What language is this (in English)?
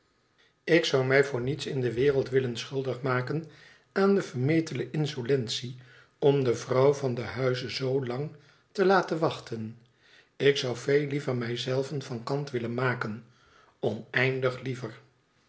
Dutch